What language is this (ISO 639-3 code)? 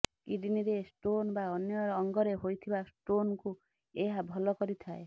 ori